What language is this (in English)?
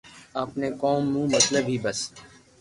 Loarki